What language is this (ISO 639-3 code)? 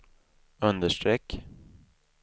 swe